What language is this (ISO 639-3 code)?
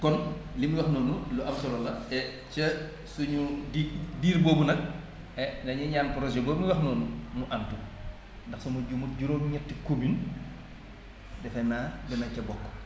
wol